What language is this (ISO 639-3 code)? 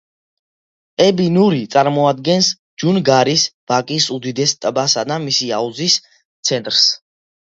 kat